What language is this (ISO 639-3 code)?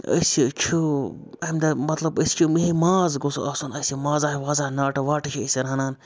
kas